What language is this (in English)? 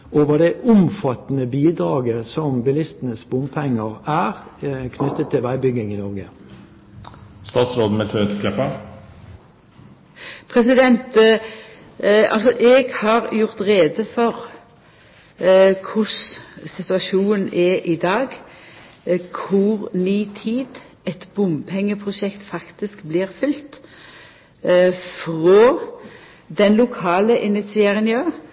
Norwegian